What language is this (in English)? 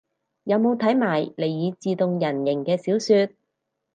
Cantonese